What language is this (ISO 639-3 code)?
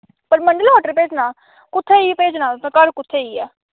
doi